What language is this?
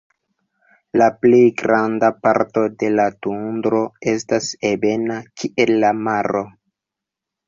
Esperanto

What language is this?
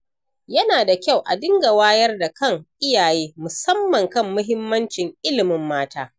Hausa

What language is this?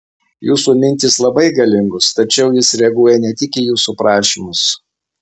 Lithuanian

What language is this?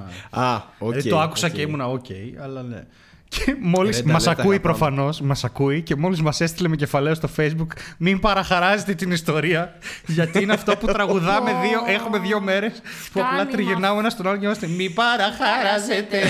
Greek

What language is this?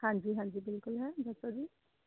Punjabi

